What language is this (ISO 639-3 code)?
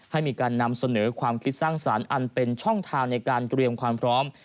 tha